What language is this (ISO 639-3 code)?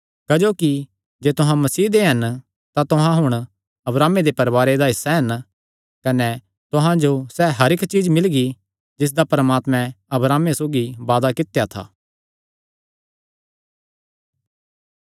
xnr